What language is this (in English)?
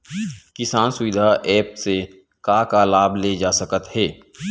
Chhattisgarhi